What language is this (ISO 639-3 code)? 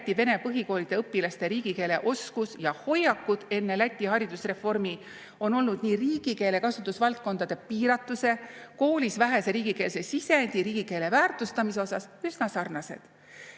est